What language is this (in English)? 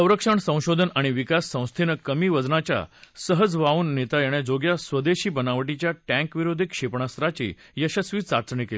Marathi